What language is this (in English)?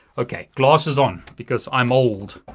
English